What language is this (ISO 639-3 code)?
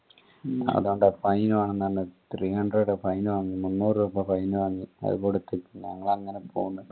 mal